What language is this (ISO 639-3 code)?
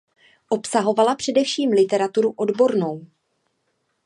ces